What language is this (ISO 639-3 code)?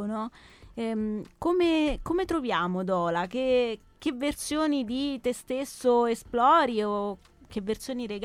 ita